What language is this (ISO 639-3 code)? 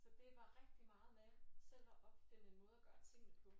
dan